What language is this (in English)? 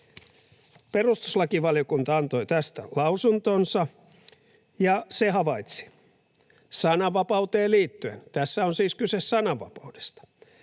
Finnish